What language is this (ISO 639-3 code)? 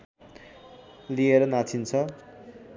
nep